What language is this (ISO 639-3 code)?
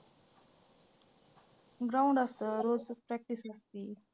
mar